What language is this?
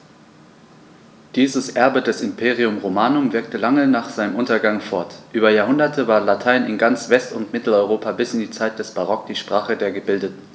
German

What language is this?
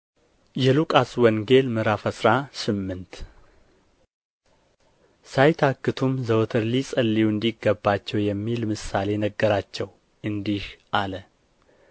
Amharic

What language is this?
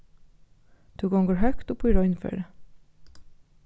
Faroese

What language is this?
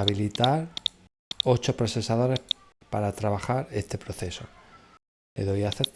Spanish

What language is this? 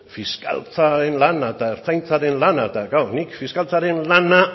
Basque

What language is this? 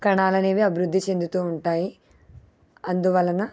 Telugu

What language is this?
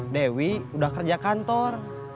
Indonesian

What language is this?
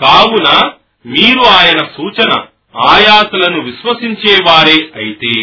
Telugu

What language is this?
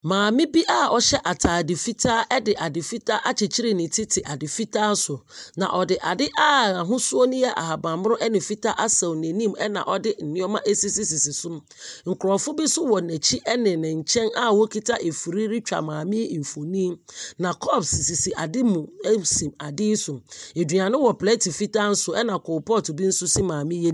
Akan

